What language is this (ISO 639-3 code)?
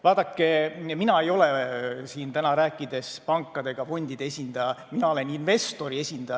est